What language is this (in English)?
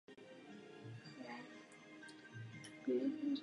Czech